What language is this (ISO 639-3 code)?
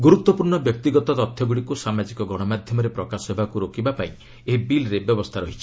ori